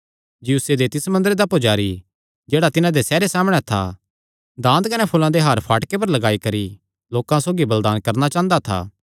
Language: Kangri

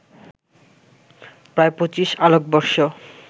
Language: Bangla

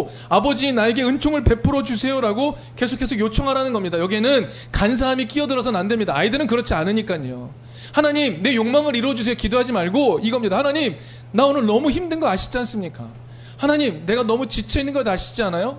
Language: Korean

